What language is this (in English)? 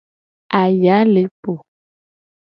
Gen